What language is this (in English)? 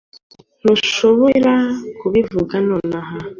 Kinyarwanda